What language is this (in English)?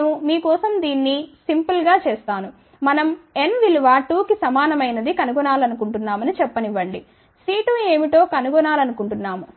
Telugu